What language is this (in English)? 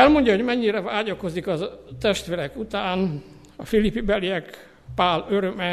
Hungarian